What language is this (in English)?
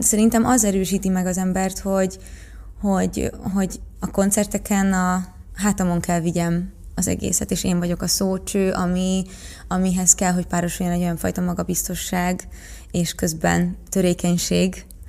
Hungarian